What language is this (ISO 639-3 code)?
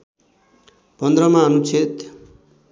nep